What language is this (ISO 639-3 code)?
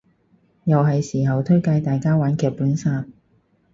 yue